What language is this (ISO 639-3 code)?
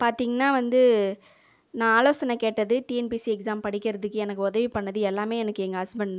tam